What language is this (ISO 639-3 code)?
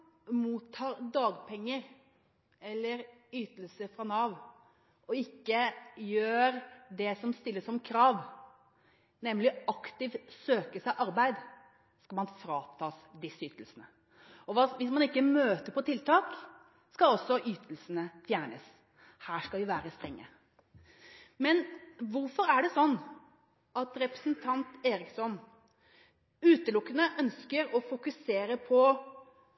nob